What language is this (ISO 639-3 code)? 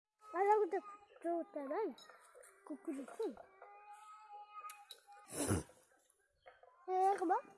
jpn